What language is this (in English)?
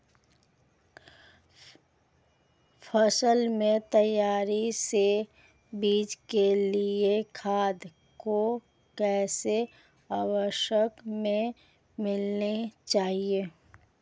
Hindi